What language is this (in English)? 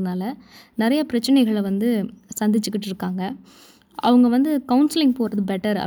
Tamil